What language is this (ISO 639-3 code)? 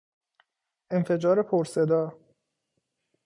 fas